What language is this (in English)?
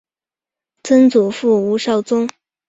Chinese